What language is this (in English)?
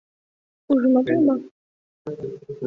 Mari